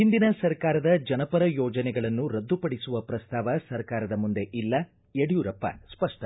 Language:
Kannada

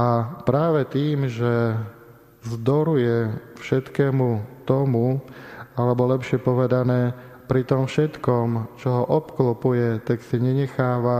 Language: Slovak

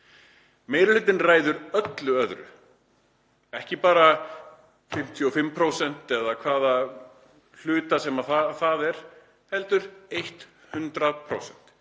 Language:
Icelandic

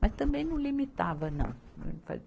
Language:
Portuguese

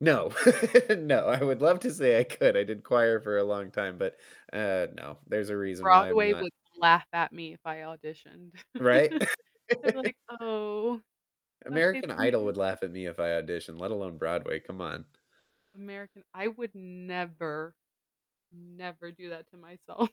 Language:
English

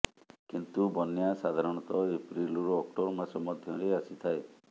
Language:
Odia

